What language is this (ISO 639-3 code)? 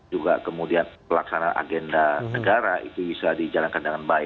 ind